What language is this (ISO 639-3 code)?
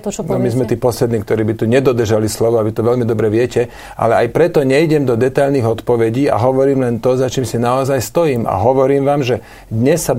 slk